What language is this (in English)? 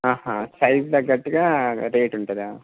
Telugu